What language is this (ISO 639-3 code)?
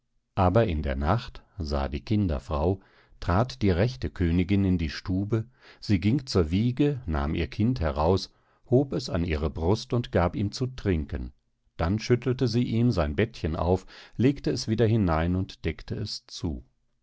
deu